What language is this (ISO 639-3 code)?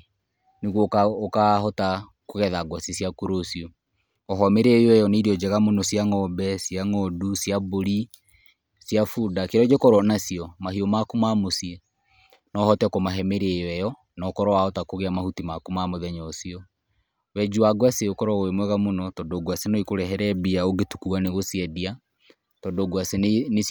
kik